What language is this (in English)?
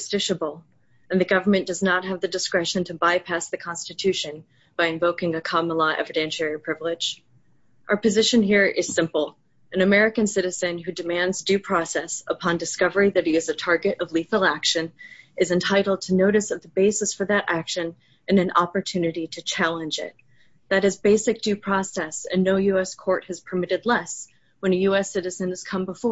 English